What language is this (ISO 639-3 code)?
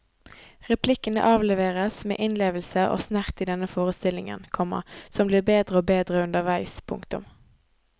nor